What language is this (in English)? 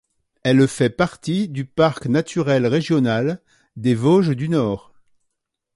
French